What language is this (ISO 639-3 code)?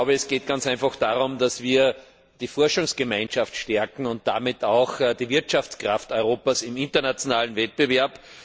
deu